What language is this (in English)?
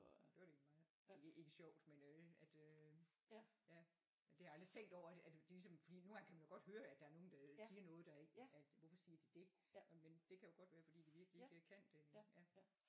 Danish